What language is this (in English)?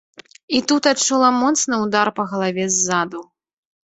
Belarusian